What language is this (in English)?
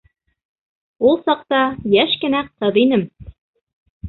Bashkir